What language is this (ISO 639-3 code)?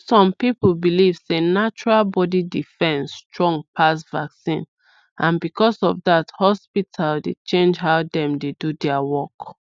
pcm